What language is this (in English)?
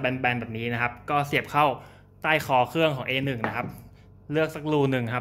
Thai